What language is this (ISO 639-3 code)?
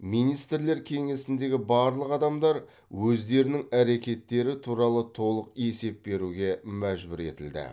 kaz